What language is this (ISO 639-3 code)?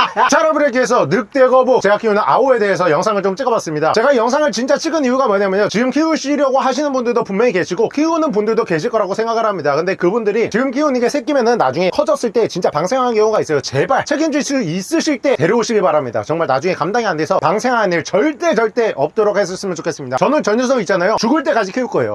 kor